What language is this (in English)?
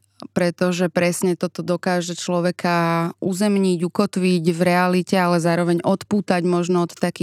Slovak